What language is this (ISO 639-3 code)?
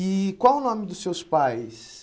por